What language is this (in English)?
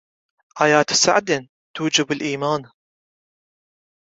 Arabic